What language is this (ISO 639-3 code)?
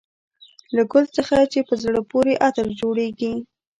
pus